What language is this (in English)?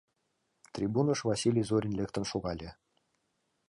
Mari